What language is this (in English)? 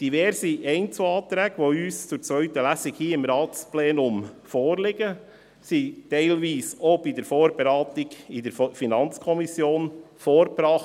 Swiss German